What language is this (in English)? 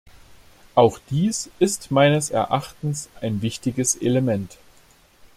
German